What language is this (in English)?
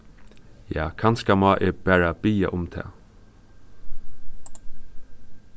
Faroese